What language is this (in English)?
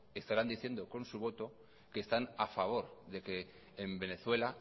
Spanish